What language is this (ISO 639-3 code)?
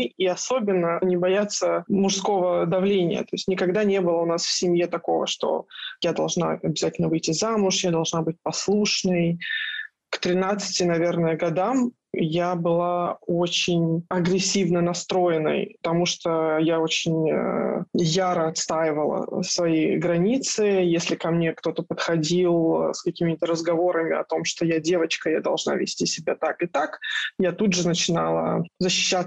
rus